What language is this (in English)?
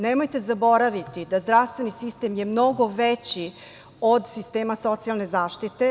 Serbian